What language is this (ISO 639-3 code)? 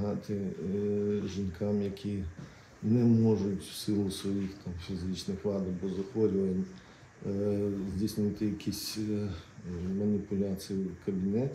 ukr